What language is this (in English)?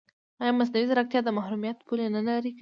Pashto